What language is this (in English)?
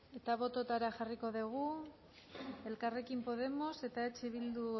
Basque